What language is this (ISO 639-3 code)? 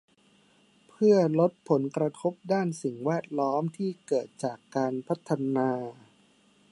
tha